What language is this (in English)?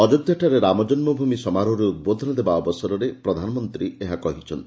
Odia